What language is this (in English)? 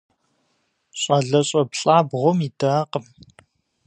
Kabardian